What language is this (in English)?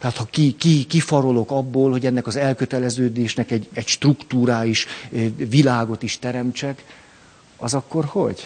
Hungarian